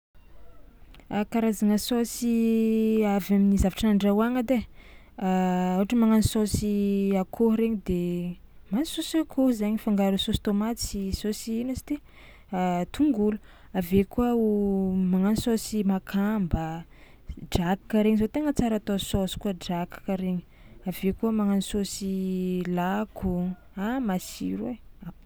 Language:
Tsimihety Malagasy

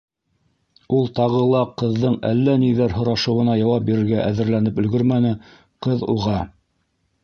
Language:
Bashkir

